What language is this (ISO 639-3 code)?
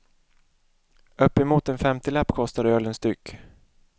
swe